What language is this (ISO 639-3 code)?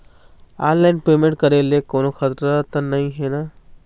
hne